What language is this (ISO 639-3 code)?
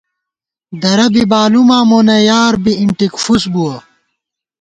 gwt